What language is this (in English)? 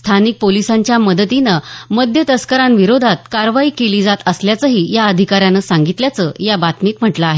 Marathi